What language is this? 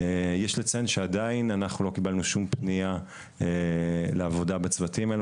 Hebrew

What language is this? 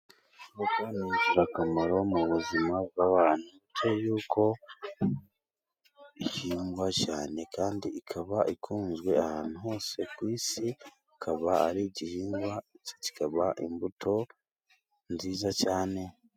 Kinyarwanda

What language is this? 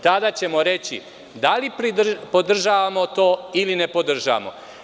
Serbian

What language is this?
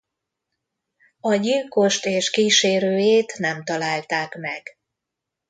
Hungarian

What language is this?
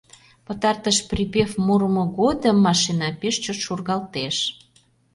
Mari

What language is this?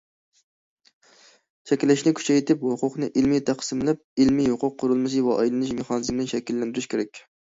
Uyghur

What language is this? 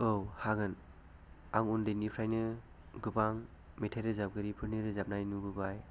Bodo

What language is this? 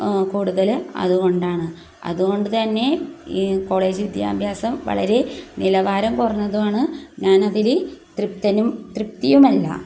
Malayalam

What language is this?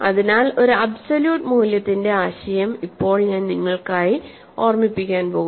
Malayalam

